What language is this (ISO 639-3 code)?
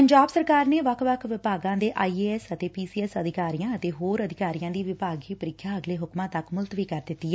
pan